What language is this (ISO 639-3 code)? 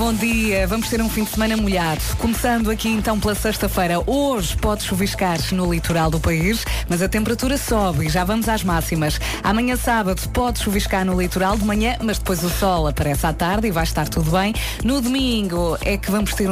por